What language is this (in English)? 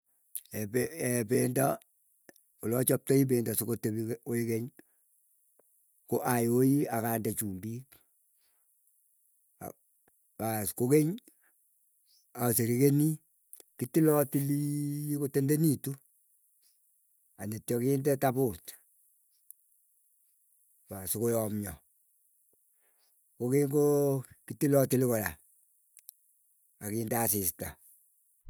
Keiyo